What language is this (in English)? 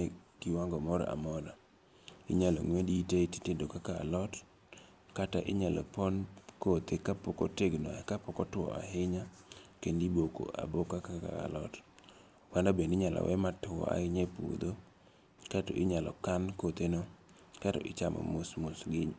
Luo (Kenya and Tanzania)